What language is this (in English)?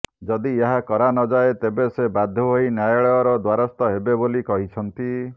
Odia